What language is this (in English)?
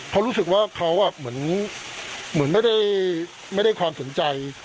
Thai